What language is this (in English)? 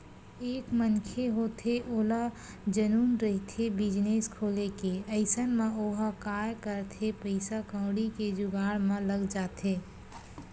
Chhattisgarhi